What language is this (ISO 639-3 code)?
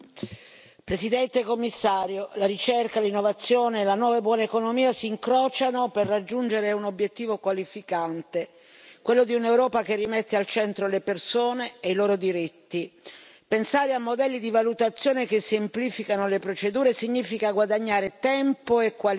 ita